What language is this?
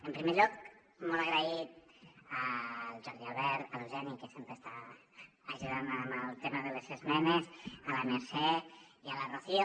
Catalan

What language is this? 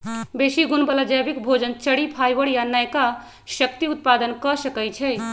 Magahi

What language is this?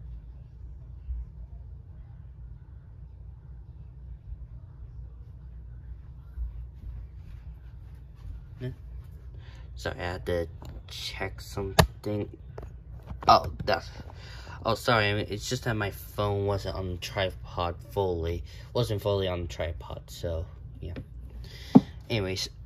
English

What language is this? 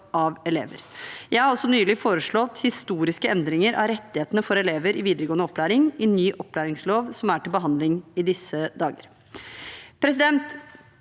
Norwegian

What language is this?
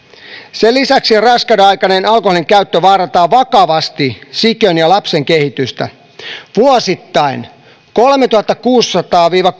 Finnish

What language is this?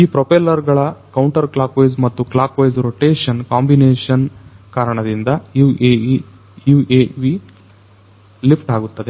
Kannada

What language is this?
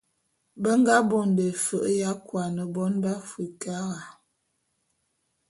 Bulu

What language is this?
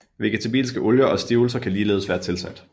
Danish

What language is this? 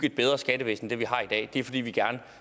Danish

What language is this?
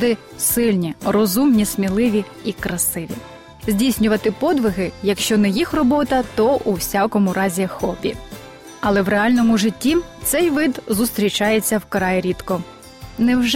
Ukrainian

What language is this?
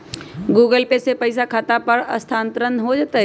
Magahi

